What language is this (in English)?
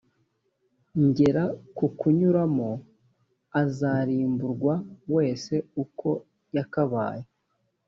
Kinyarwanda